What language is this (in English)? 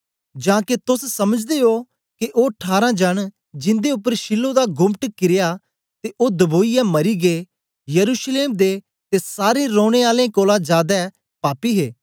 Dogri